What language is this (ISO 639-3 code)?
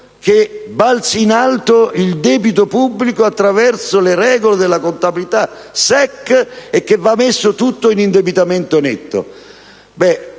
ita